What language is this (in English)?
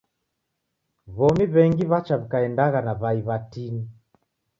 Taita